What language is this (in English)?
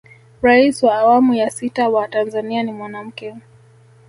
Swahili